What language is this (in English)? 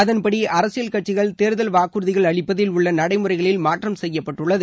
Tamil